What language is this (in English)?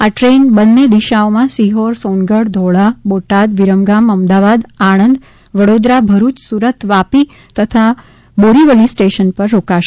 Gujarati